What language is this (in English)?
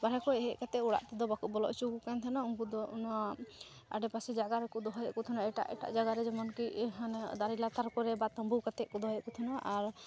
Santali